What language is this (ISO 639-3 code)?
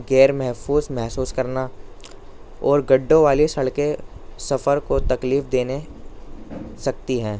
urd